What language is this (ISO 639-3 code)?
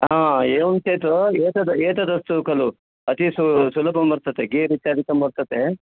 san